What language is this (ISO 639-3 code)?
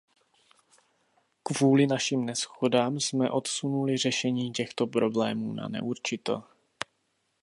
ces